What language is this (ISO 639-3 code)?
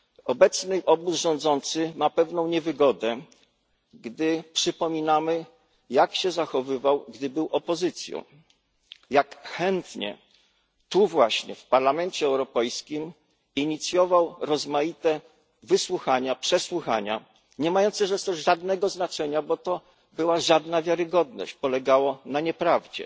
pol